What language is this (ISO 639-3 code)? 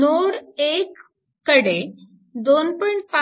mar